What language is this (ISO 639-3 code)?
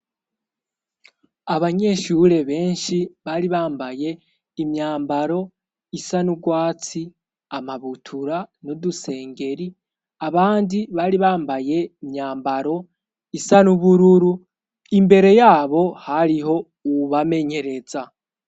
run